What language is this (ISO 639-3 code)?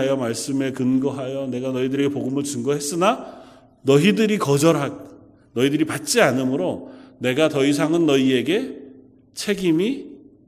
kor